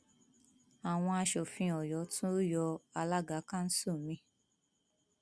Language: Yoruba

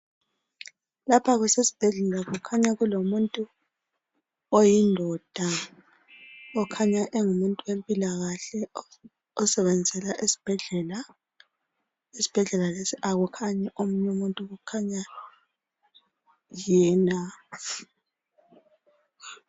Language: North Ndebele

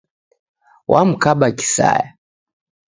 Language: Taita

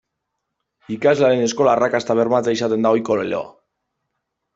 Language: Basque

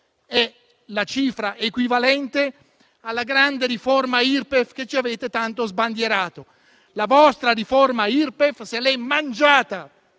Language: Italian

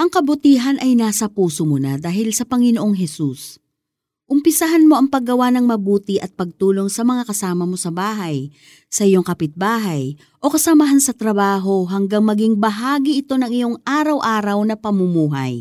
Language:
Filipino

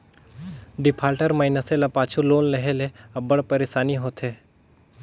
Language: Chhattisgarhi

